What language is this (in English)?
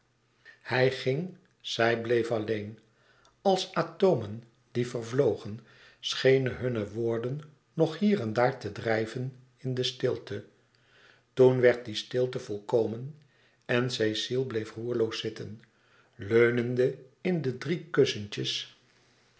Dutch